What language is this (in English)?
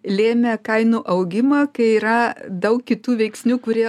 Lithuanian